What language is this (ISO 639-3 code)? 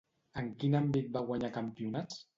cat